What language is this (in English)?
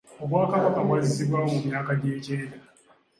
Ganda